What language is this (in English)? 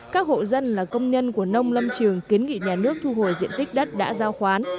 Vietnamese